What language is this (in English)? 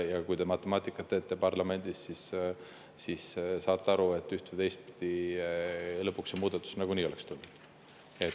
Estonian